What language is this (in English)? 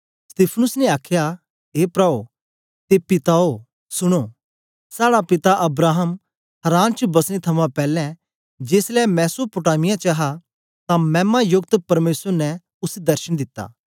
Dogri